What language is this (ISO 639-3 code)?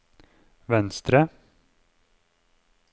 nor